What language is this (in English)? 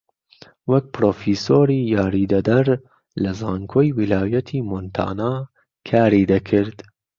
Central Kurdish